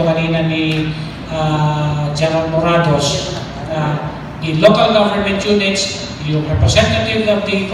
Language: Filipino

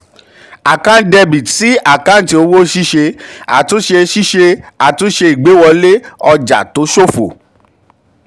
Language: Yoruba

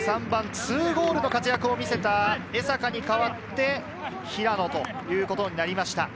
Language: Japanese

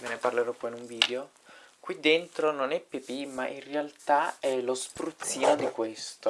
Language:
Italian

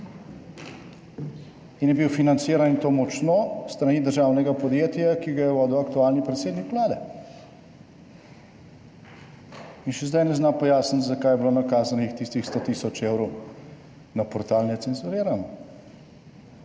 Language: Slovenian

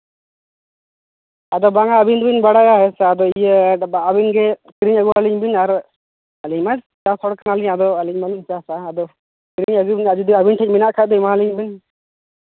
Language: Santali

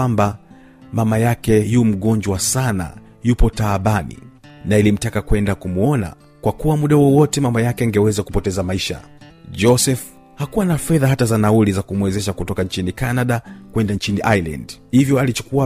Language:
Swahili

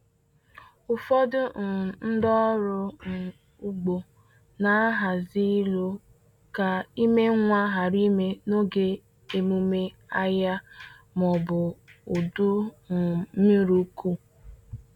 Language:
Igbo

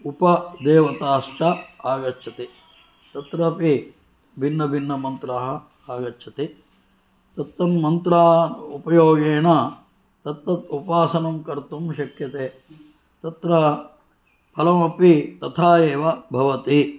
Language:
Sanskrit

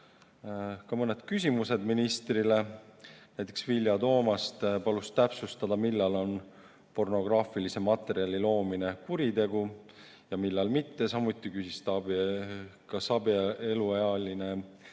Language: Estonian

